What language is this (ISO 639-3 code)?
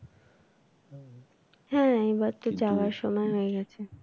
ben